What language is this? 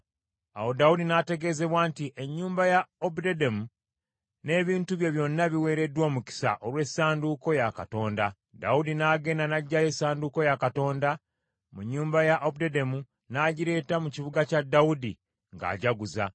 Ganda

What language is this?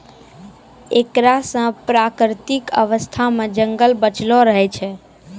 Maithili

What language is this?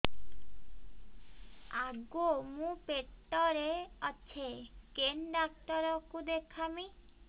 Odia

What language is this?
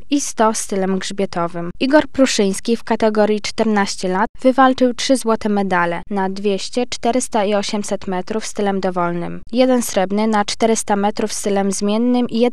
Polish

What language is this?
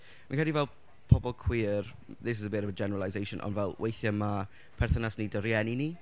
Welsh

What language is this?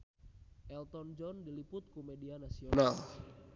Sundanese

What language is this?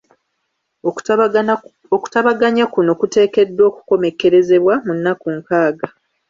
Ganda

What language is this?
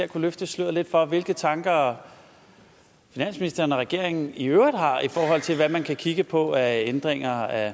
Danish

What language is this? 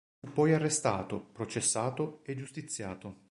Italian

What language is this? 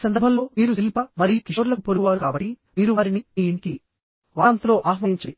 Telugu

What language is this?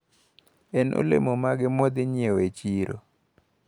Luo (Kenya and Tanzania)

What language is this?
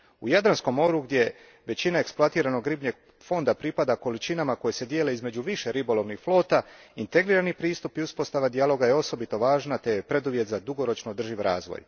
Croatian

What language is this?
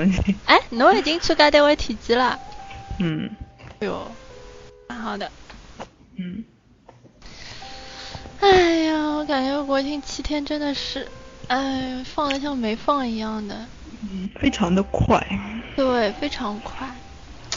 Chinese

